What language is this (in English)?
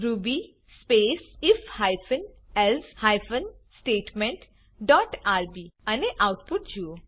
Gujarati